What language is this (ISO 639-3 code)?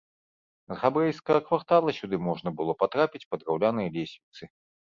bel